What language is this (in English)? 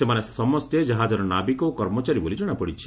Odia